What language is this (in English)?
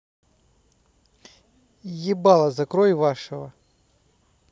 Russian